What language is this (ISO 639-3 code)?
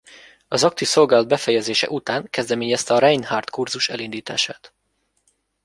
hun